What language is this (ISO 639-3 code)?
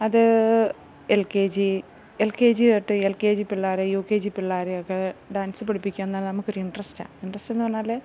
mal